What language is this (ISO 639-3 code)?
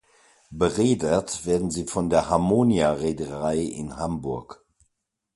deu